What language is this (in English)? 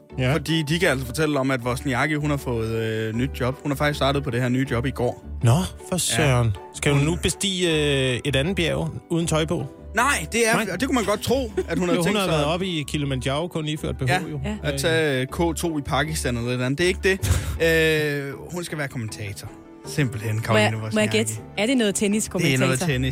Danish